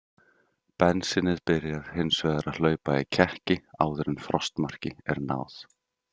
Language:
Icelandic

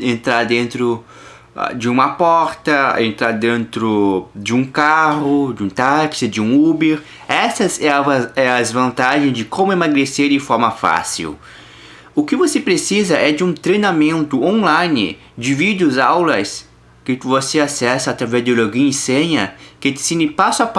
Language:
Portuguese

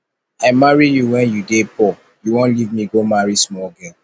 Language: Nigerian Pidgin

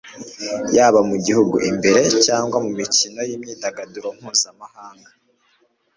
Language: Kinyarwanda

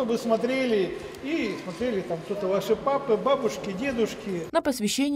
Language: Russian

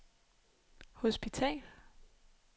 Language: Danish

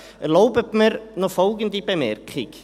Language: Swiss German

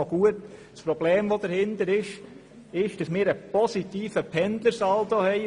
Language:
Swiss German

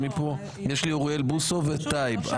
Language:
Hebrew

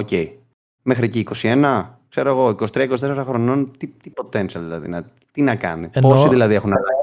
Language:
Greek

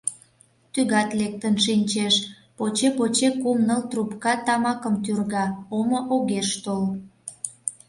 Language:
Mari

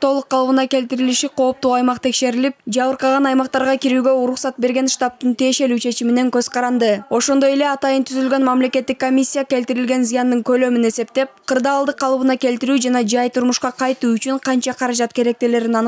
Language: Turkish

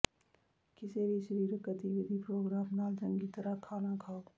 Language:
Punjabi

